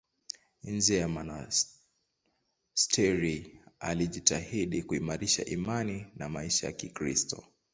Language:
Swahili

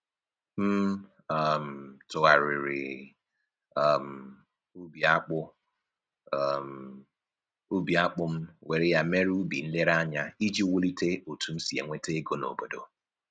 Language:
Igbo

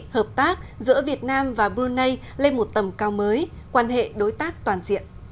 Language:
Vietnamese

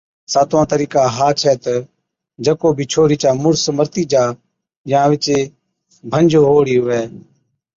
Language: Od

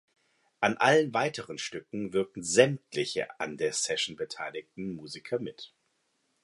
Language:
German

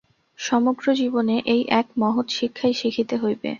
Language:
Bangla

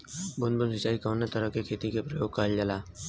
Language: Bhojpuri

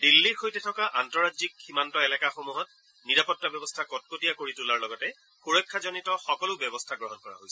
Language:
Assamese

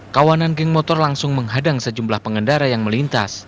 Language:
Indonesian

